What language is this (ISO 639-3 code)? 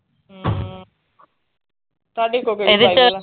pan